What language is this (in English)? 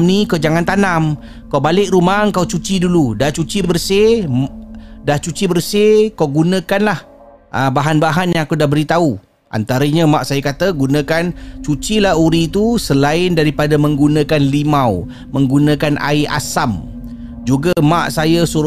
Malay